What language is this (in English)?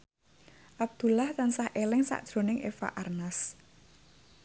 Javanese